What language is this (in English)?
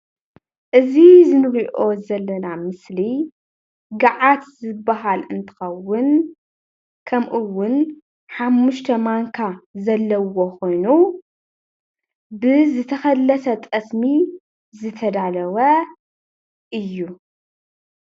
Tigrinya